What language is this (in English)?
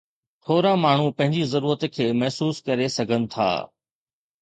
Sindhi